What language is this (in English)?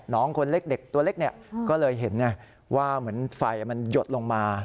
Thai